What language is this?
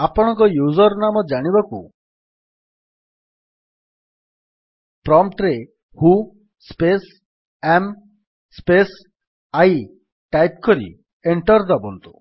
Odia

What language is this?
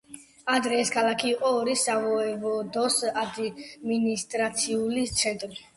Georgian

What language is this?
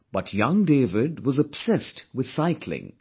English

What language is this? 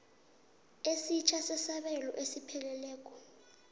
South Ndebele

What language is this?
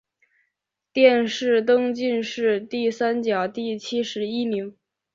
Chinese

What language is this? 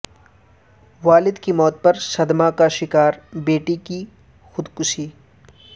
Urdu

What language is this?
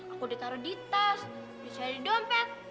Indonesian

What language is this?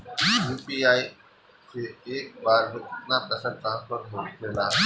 Bhojpuri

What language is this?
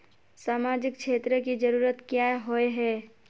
Magahi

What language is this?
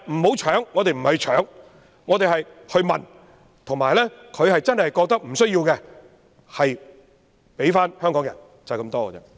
Cantonese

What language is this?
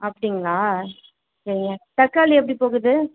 Tamil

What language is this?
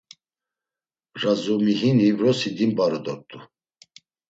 Laz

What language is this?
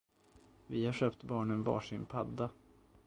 Swedish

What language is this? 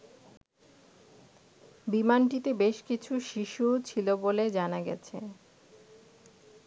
Bangla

